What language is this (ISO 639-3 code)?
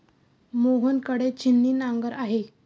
mar